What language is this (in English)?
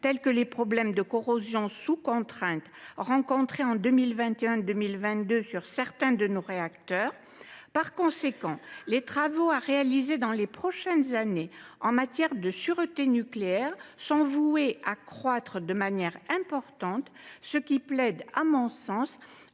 French